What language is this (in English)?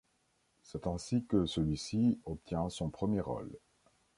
French